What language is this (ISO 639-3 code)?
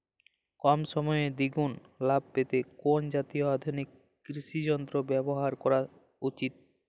ben